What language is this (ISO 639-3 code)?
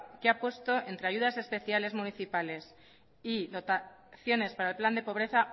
spa